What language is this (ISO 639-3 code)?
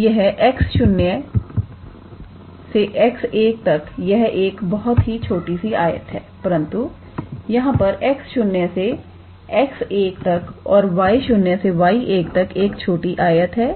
hin